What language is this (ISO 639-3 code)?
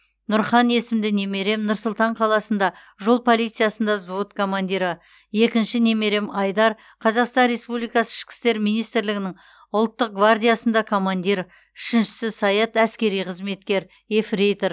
kaz